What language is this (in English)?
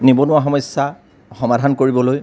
Assamese